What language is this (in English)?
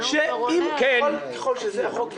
Hebrew